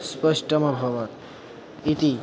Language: Sanskrit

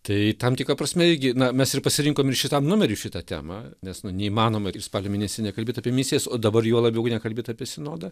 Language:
Lithuanian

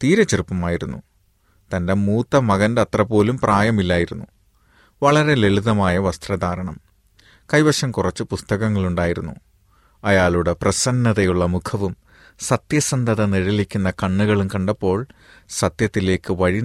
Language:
Malayalam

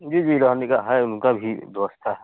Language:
Hindi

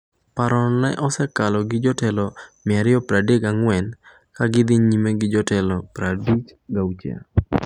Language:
Luo (Kenya and Tanzania)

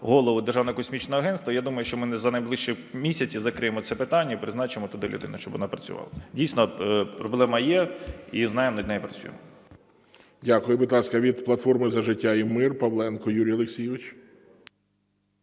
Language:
Ukrainian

